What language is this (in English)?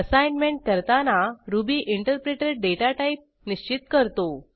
Marathi